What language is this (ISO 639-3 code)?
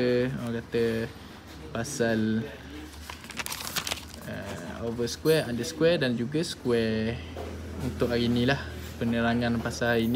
msa